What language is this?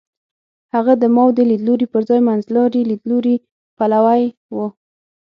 Pashto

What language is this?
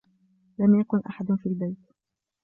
Arabic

